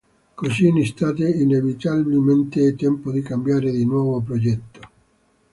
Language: Italian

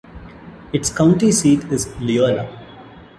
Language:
English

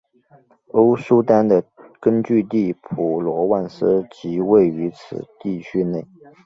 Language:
Chinese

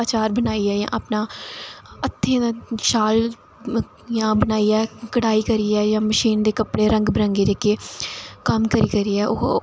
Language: Dogri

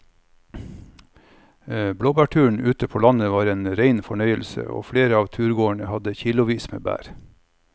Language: Norwegian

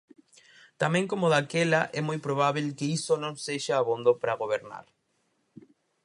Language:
Galician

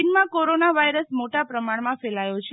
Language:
Gujarati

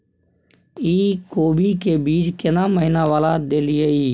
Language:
Maithili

